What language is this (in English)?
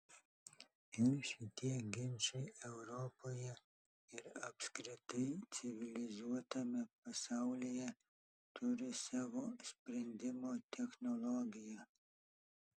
Lithuanian